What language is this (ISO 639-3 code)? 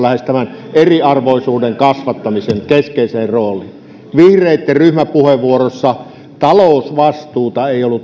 fin